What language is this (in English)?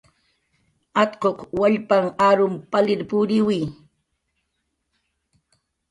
Jaqaru